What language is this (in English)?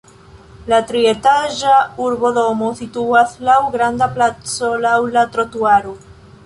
Esperanto